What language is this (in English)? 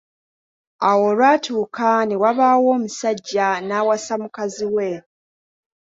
Ganda